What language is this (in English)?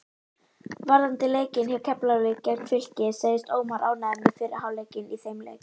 Icelandic